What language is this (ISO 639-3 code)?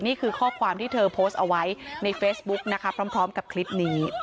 tha